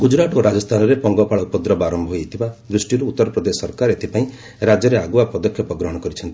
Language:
Odia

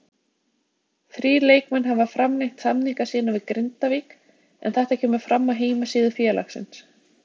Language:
Icelandic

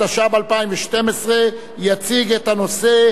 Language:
Hebrew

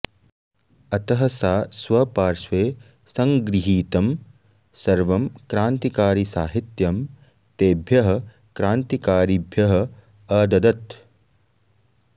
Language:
Sanskrit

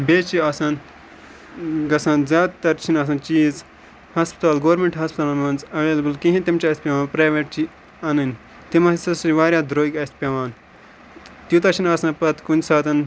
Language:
Kashmiri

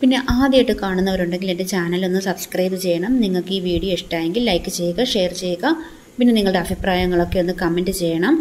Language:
Malayalam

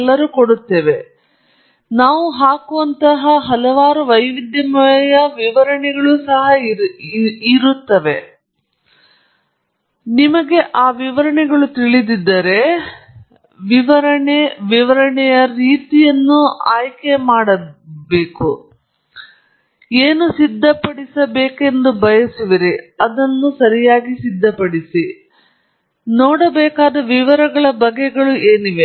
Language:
Kannada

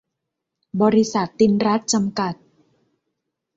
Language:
Thai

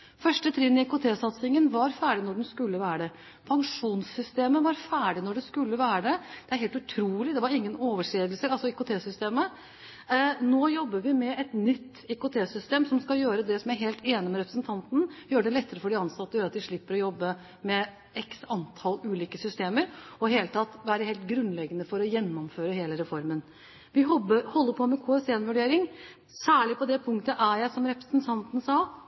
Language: Norwegian Bokmål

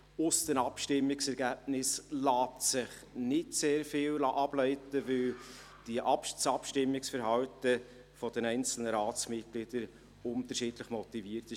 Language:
Swiss German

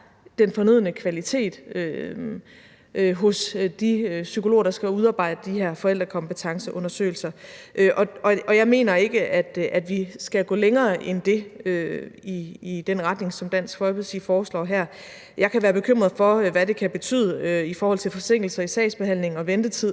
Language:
Danish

